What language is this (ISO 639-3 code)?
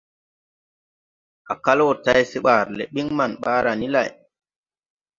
tui